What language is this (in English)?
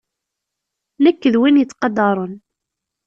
Kabyle